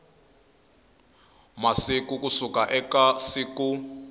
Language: Tsonga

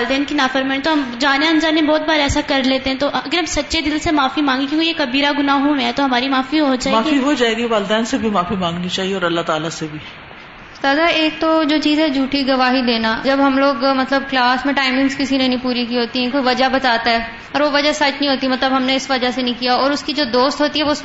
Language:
Urdu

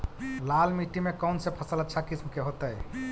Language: Magahi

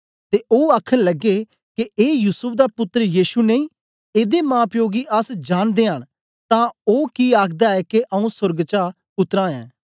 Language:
Dogri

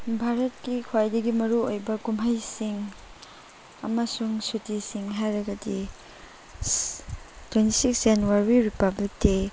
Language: Manipuri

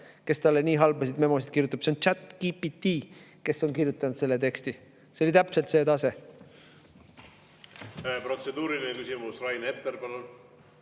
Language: Estonian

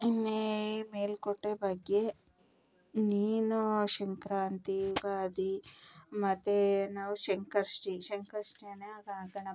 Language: Kannada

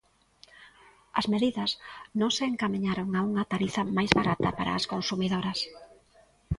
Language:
Galician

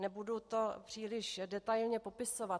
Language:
Czech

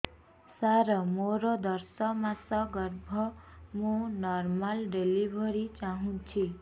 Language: Odia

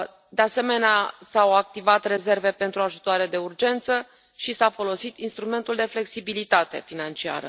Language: Romanian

